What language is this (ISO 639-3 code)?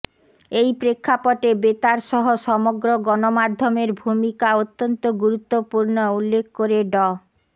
ben